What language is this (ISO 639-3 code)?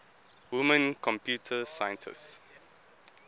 eng